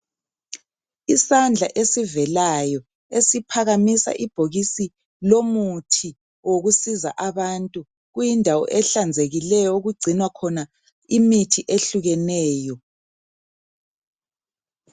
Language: North Ndebele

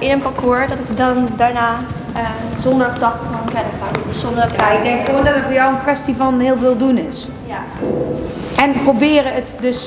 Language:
Dutch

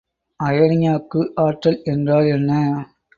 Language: Tamil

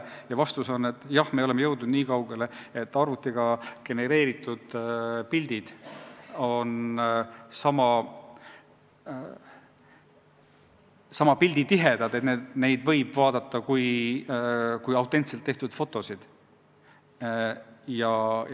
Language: Estonian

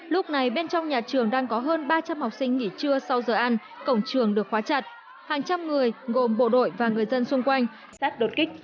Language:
Vietnamese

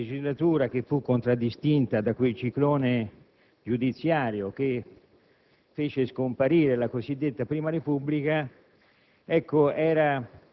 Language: Italian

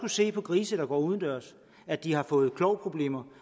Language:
Danish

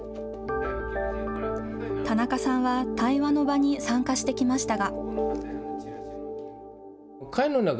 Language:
Japanese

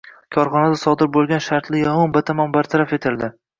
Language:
Uzbek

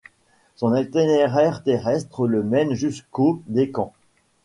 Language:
French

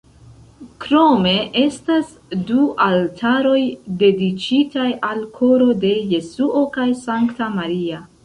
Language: Esperanto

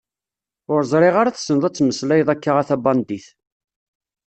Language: Kabyle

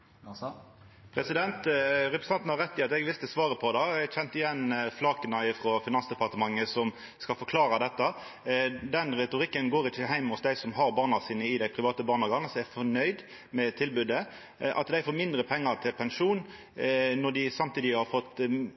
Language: Norwegian Nynorsk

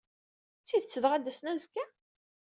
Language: Kabyle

